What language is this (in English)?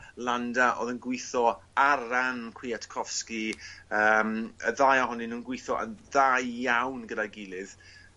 Welsh